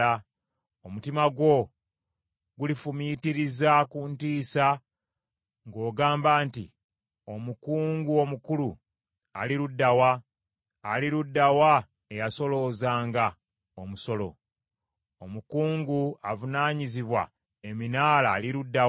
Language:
Ganda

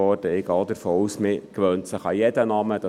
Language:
Swiss German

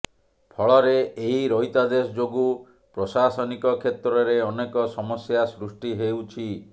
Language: Odia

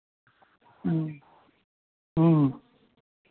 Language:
Maithili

